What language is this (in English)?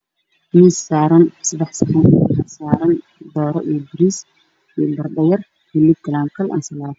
Somali